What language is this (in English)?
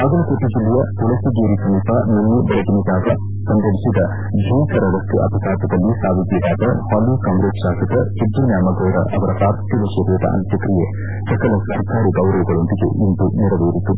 Kannada